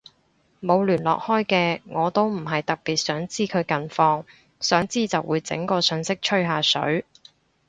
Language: Cantonese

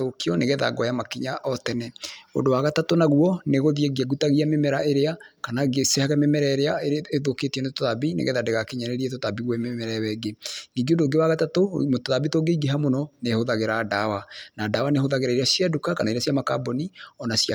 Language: Kikuyu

